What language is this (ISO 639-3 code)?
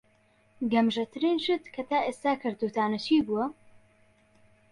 ckb